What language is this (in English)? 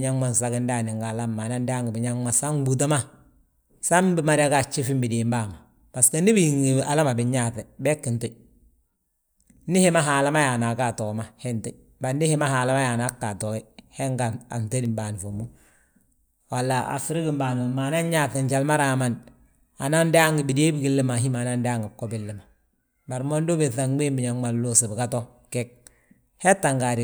Balanta-Ganja